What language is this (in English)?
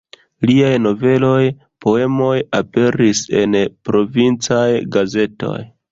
Esperanto